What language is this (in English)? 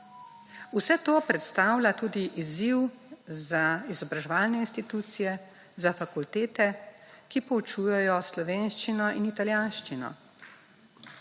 Slovenian